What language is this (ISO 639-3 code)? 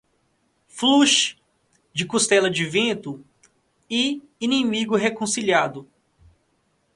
por